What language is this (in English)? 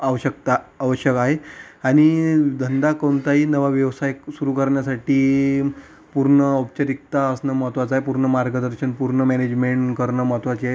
Marathi